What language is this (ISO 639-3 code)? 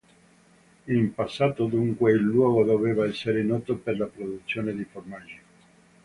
ita